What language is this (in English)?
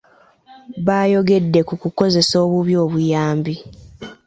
Ganda